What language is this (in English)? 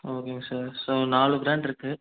Tamil